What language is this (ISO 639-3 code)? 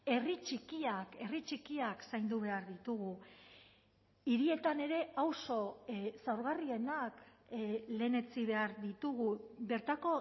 eus